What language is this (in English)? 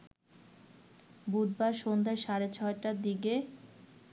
Bangla